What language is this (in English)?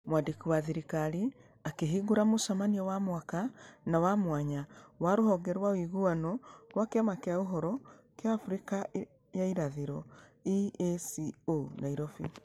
Kikuyu